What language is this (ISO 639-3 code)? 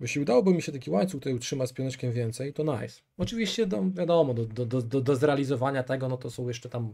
pol